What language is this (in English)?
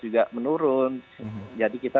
Indonesian